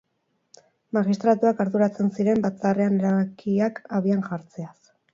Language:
Basque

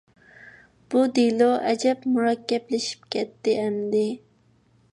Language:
Uyghur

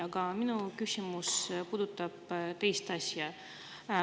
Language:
Estonian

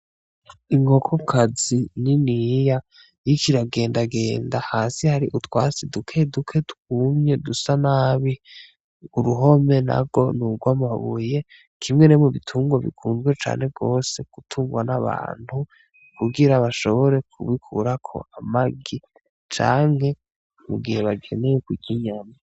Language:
Rundi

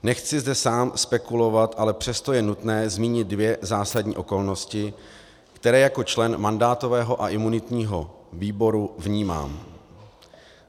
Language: Czech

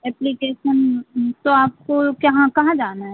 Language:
Hindi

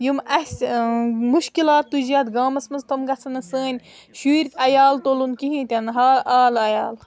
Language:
Kashmiri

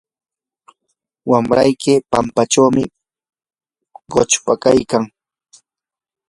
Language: Yanahuanca Pasco Quechua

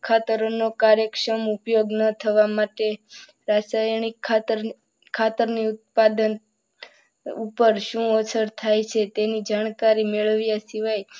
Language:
Gujarati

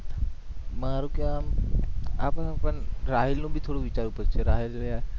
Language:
Gujarati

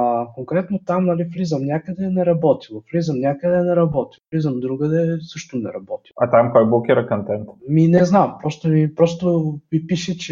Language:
Bulgarian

